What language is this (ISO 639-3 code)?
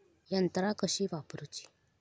mar